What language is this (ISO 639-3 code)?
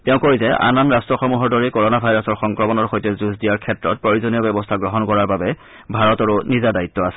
asm